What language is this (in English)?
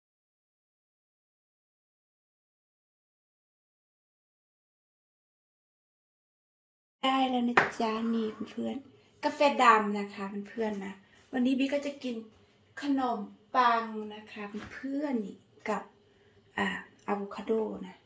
Thai